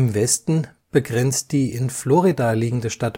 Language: German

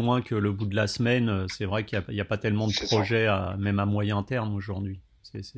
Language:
French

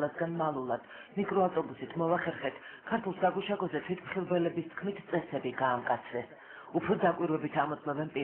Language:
Romanian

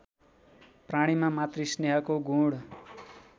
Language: Nepali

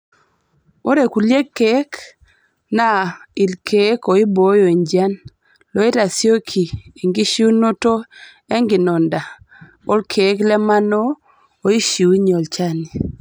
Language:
Masai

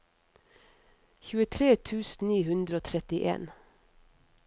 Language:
Norwegian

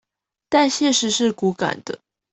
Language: Chinese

